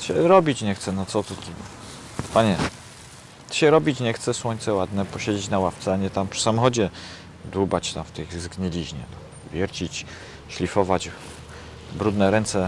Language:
Polish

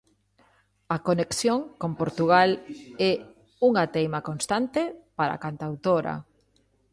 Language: Galician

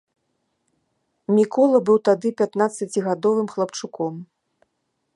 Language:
Belarusian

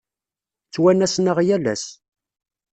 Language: Kabyle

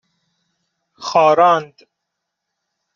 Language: Persian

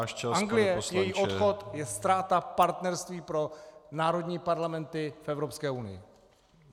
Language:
Czech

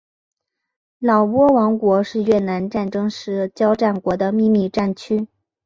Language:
Chinese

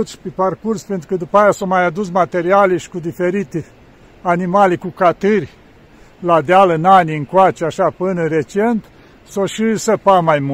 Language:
Romanian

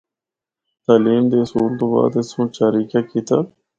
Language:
Northern Hindko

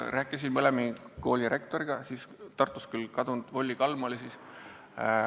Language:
Estonian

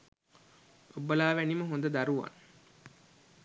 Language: Sinhala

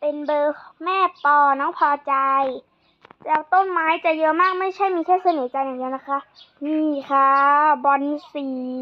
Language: Thai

